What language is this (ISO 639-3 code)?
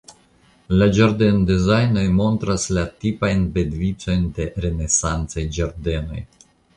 epo